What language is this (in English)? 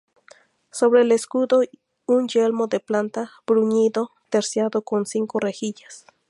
Spanish